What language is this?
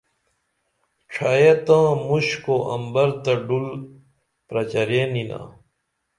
Dameli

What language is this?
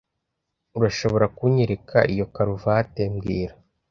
Kinyarwanda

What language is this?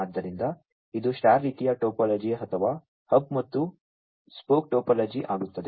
Kannada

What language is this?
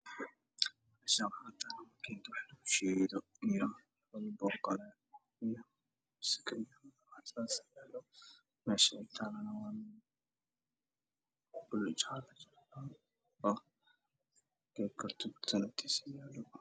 Somali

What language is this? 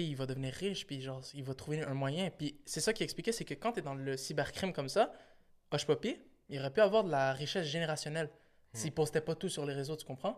French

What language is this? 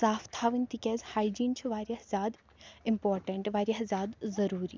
Kashmiri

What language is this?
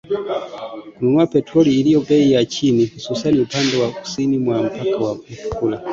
Swahili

